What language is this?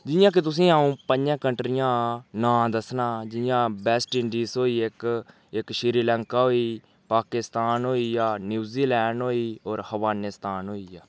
Dogri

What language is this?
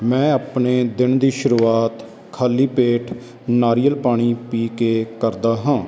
Punjabi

